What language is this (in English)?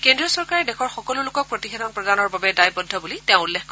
Assamese